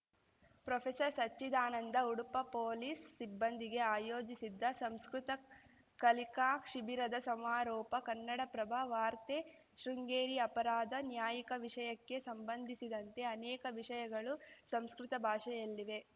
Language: Kannada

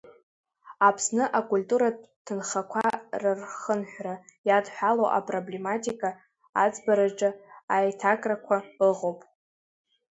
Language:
Abkhazian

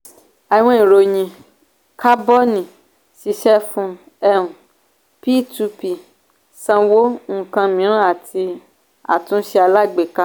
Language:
Yoruba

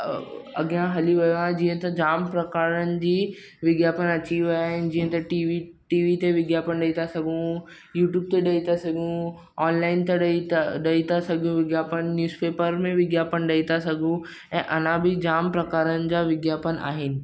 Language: Sindhi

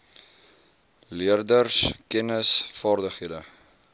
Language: Afrikaans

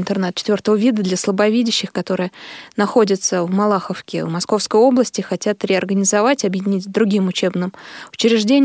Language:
Russian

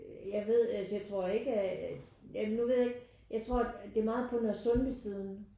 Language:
Danish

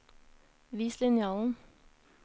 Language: Norwegian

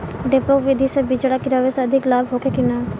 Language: Bhojpuri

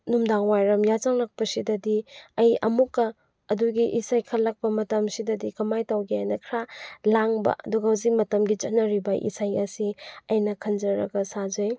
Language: Manipuri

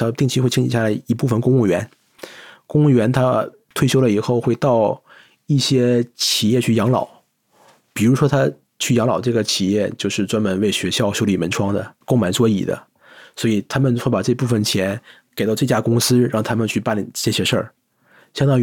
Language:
Chinese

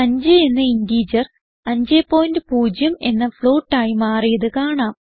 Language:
Malayalam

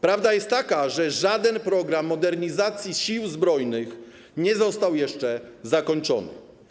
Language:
Polish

